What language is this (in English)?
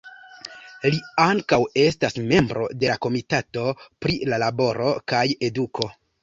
Esperanto